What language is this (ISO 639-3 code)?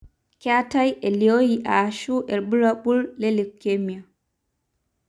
mas